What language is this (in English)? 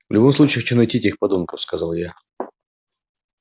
Russian